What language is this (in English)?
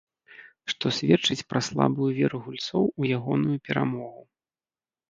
Belarusian